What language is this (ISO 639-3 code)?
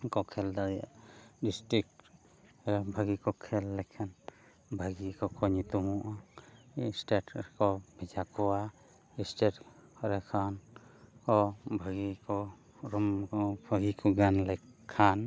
sat